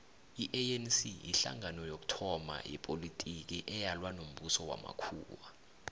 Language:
South Ndebele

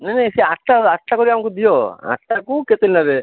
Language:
Odia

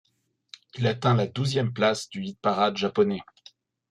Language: French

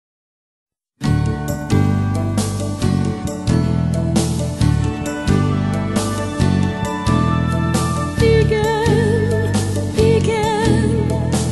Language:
Hungarian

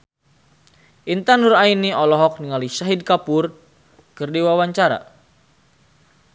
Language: Sundanese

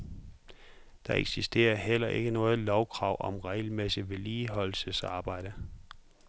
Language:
Danish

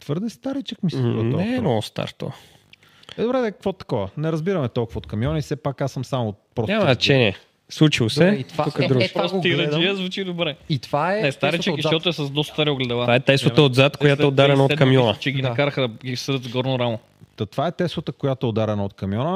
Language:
Bulgarian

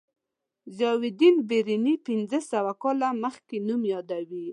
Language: Pashto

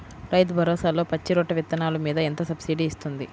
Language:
Telugu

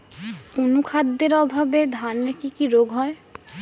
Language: Bangla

